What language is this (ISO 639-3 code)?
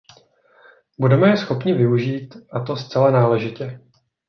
ces